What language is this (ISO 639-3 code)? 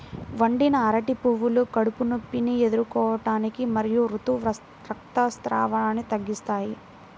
tel